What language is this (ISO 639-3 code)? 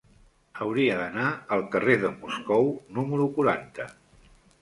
cat